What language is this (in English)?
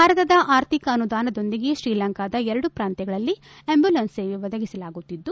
Kannada